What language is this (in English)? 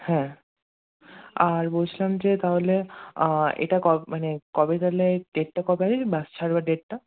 Bangla